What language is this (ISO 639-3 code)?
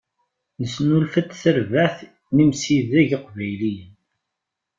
kab